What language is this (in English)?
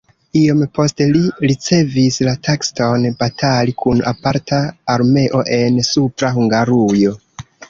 Esperanto